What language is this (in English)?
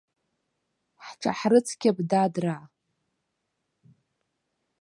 Abkhazian